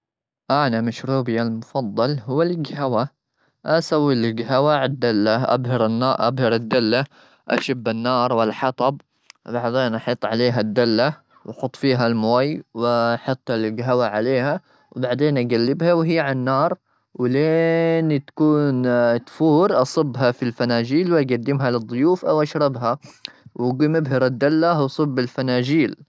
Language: Gulf Arabic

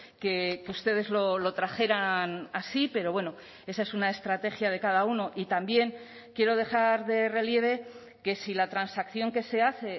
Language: Spanish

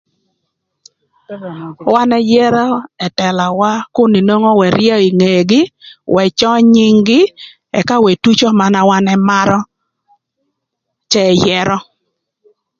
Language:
Thur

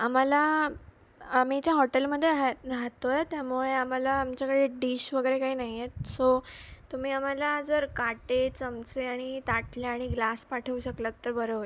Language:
Marathi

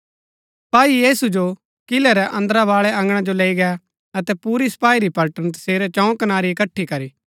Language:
Gaddi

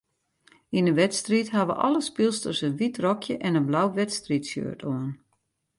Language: Western Frisian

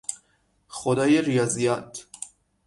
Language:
Persian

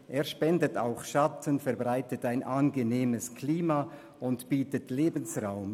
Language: Swiss German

